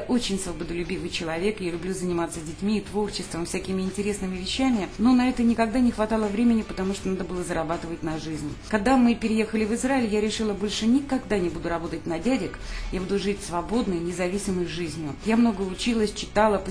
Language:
Russian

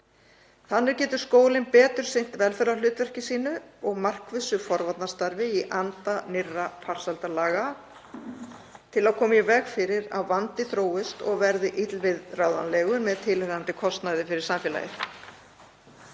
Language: Icelandic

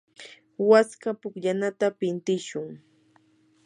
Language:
Yanahuanca Pasco Quechua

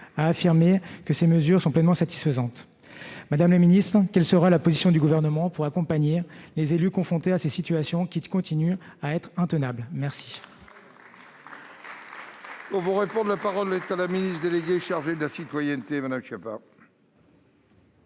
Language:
French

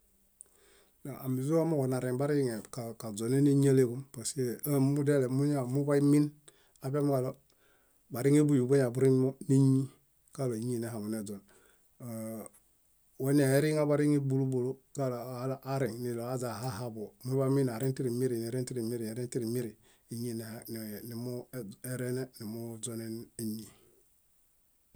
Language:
Bayot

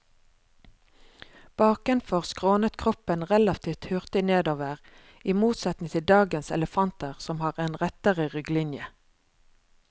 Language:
Norwegian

